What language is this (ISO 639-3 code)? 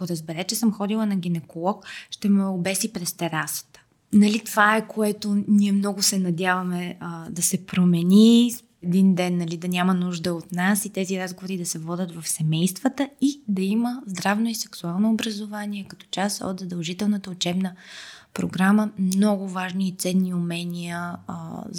bul